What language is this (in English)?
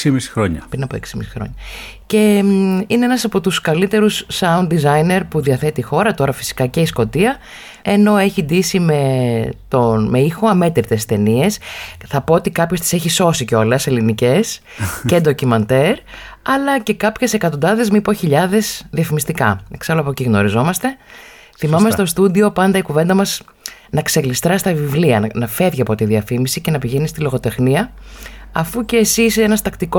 Greek